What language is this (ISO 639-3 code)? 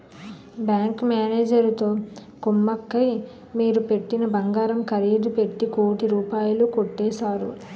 tel